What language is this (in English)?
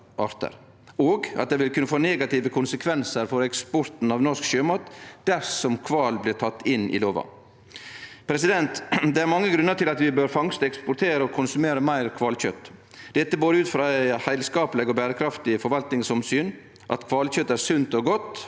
Norwegian